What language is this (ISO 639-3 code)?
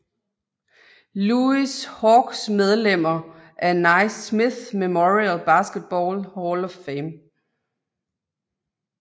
dan